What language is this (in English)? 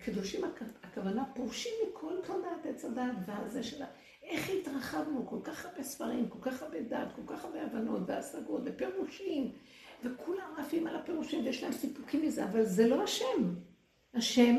Hebrew